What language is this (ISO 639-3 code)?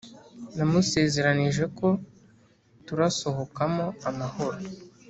kin